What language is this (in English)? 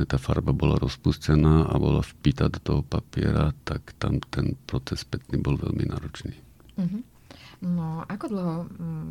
Slovak